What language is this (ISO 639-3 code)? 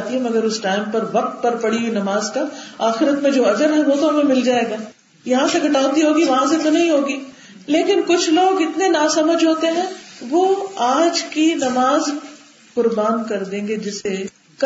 urd